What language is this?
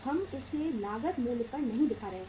Hindi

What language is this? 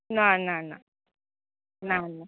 Konkani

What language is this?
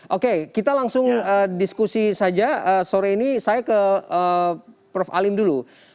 Indonesian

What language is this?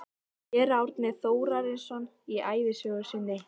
Icelandic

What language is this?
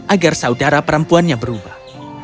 Indonesian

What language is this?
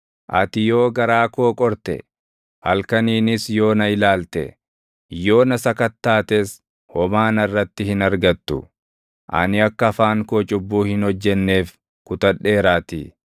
Oromo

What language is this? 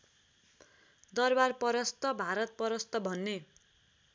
Nepali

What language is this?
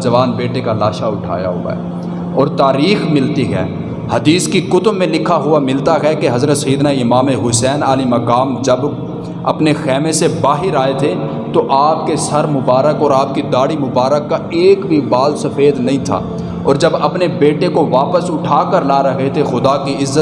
Urdu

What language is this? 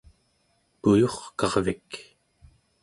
Central Yupik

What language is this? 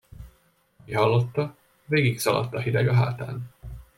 Hungarian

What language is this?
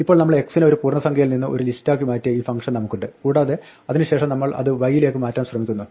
Malayalam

